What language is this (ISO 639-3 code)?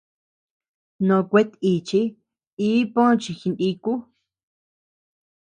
cux